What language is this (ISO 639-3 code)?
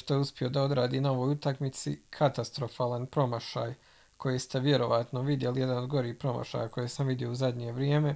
hrv